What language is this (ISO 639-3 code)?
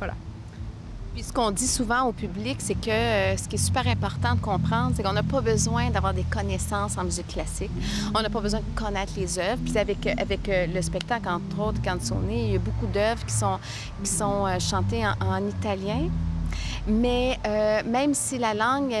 fra